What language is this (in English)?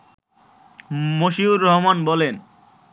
Bangla